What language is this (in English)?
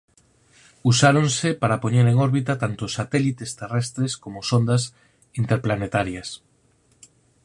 Galician